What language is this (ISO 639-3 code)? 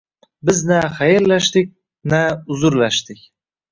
uzb